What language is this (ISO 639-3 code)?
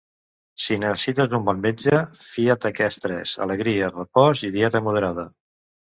cat